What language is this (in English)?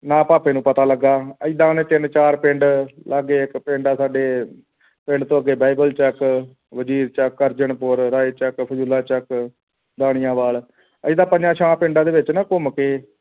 Punjabi